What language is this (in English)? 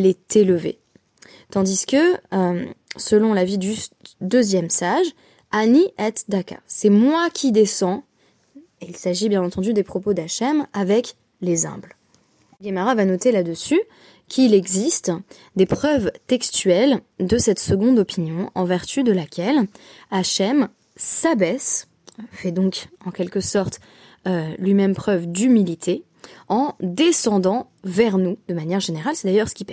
French